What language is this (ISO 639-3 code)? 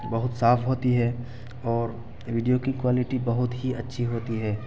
urd